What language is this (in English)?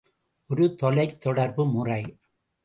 Tamil